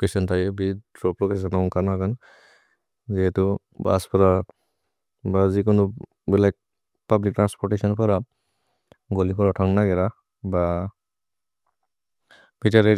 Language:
Bodo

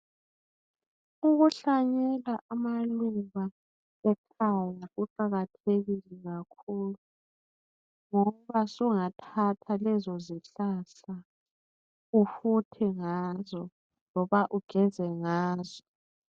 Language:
North Ndebele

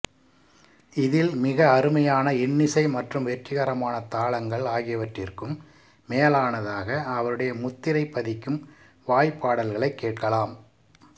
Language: Tamil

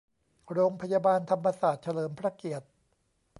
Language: Thai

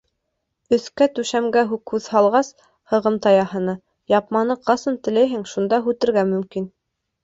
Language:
Bashkir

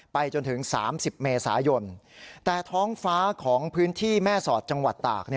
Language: Thai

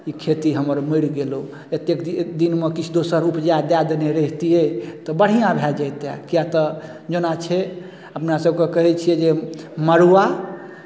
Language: Maithili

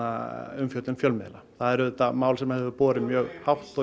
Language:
Icelandic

